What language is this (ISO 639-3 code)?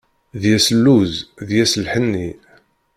kab